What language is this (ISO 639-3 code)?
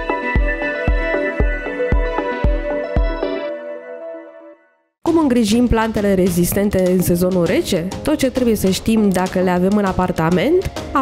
ron